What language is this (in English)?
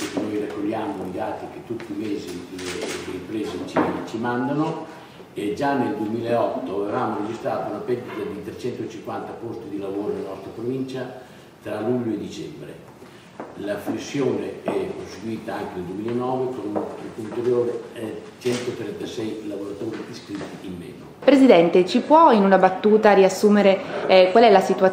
Italian